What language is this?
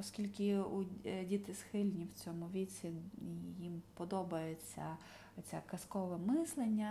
Ukrainian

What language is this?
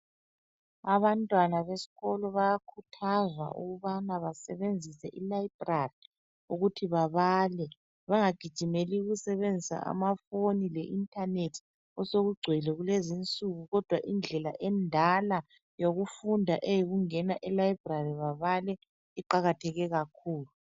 North Ndebele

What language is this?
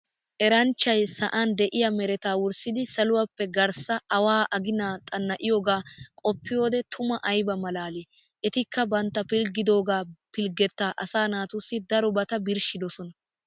Wolaytta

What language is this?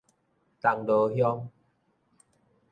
Min Nan Chinese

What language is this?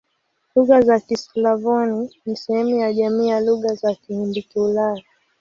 Swahili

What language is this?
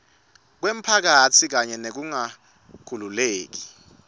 Swati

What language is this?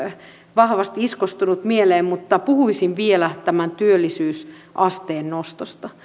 Finnish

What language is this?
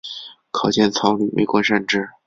Chinese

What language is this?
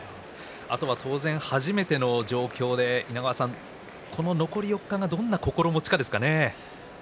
Japanese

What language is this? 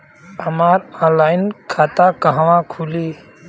Bhojpuri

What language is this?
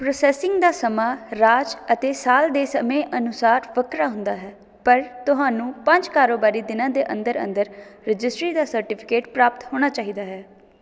Punjabi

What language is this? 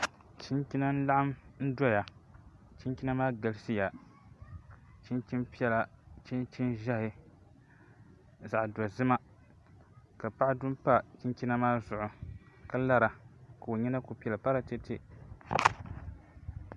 Dagbani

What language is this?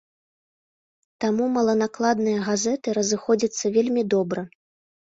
Belarusian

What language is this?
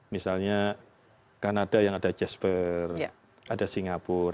Indonesian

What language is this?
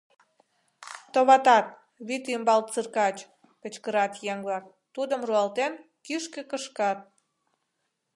Mari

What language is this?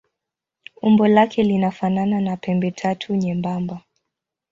Swahili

